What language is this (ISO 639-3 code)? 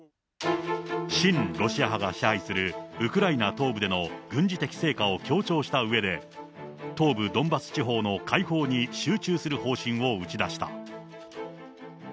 jpn